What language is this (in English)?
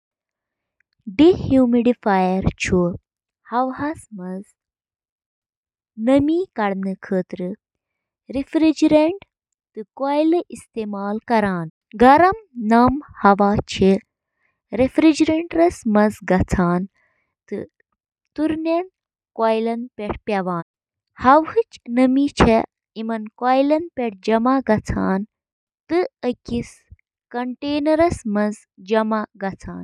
Kashmiri